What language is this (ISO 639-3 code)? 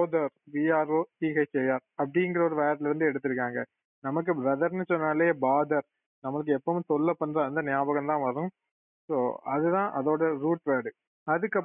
tam